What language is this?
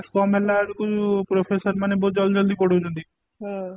Odia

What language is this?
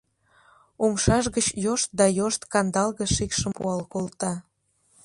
Mari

